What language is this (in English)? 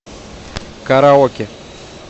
Russian